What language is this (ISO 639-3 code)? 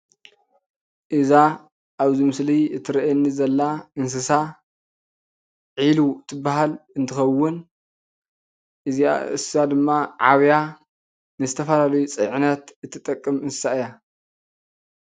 tir